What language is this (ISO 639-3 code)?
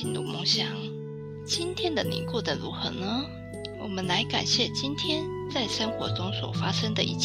zho